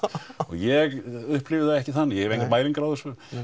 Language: Icelandic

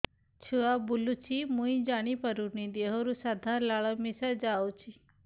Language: Odia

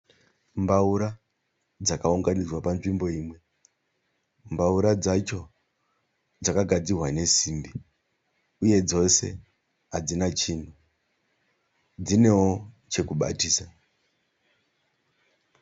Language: Shona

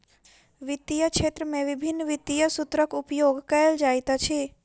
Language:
Maithili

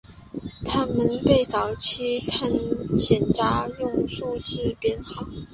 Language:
Chinese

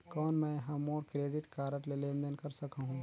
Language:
Chhattisgarhi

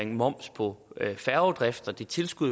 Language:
Danish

